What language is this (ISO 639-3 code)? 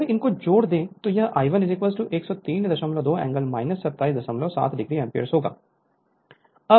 hin